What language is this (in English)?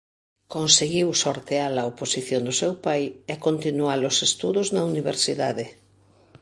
Galician